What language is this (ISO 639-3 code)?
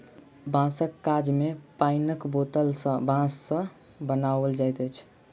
mai